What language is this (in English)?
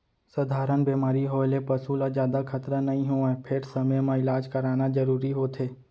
Chhattisgarhi